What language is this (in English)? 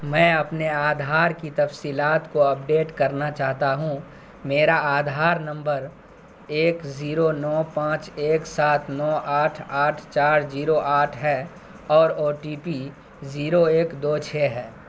Urdu